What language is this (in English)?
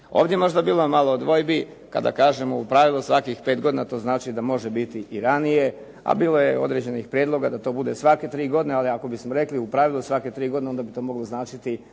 Croatian